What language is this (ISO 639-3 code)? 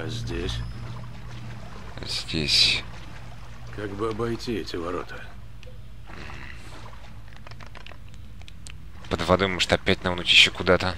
rus